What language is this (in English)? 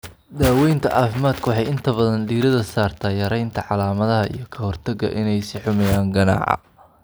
Somali